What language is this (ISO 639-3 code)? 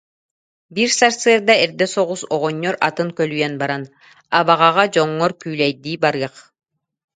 sah